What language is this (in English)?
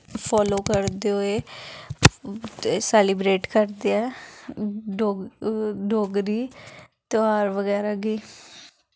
Dogri